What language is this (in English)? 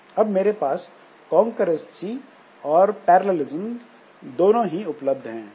Hindi